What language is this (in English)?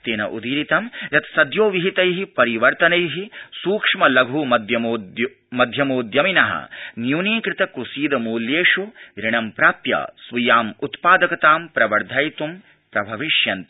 Sanskrit